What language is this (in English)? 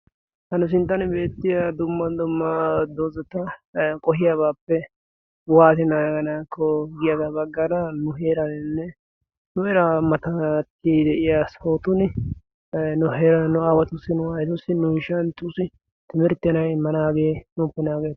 Wolaytta